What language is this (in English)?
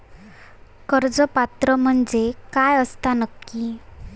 Marathi